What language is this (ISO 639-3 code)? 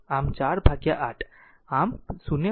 guj